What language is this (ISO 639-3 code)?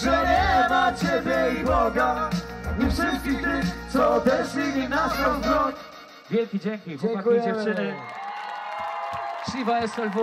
pol